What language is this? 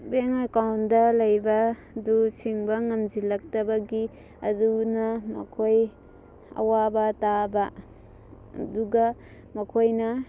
Manipuri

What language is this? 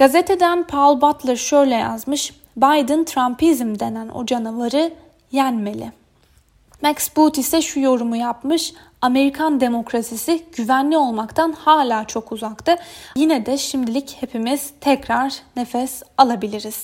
Turkish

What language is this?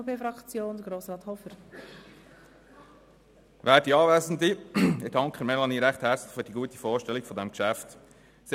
Swiss German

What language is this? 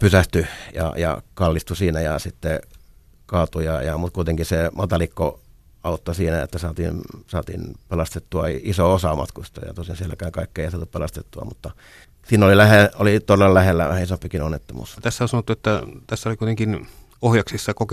Finnish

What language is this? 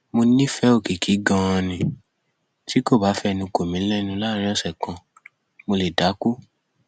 Yoruba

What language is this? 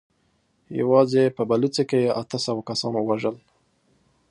Pashto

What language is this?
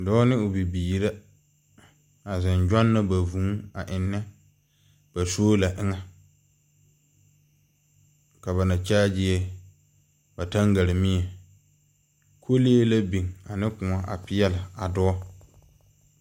Southern Dagaare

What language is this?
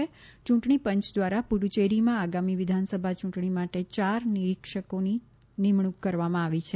Gujarati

